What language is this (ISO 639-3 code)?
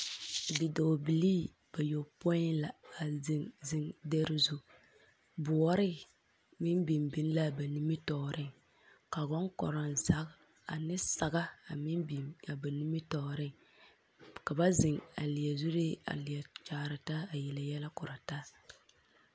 dga